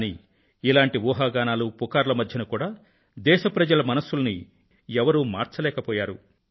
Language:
Telugu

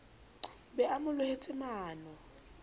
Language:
Southern Sotho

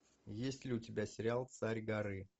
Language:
Russian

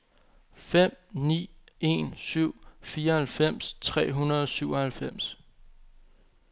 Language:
Danish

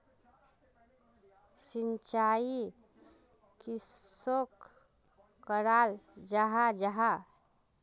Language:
Magahi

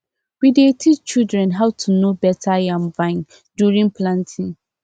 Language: Nigerian Pidgin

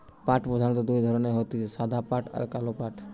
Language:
Bangla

